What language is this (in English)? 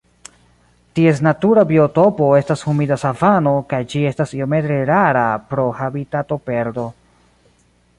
Esperanto